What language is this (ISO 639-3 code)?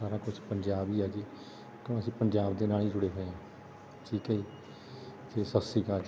pan